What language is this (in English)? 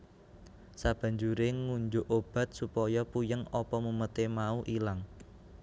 Javanese